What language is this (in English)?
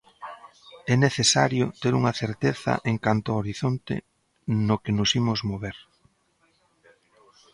Galician